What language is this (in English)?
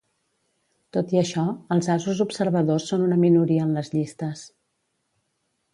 Catalan